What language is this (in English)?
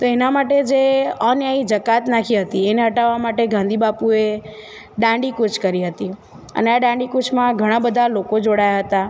Gujarati